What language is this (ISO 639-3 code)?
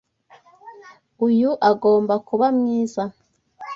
kin